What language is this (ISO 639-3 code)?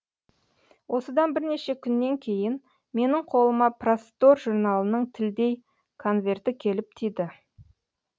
kaz